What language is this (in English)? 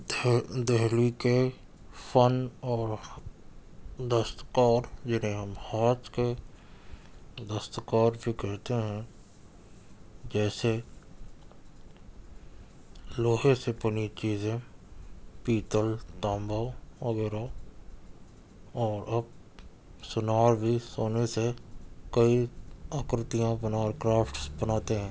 Urdu